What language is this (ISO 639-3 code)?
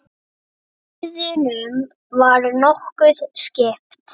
isl